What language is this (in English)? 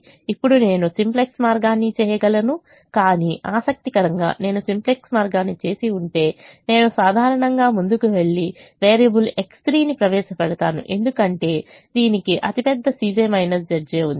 Telugu